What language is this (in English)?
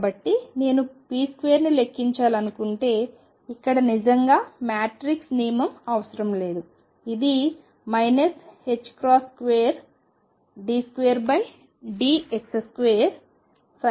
Telugu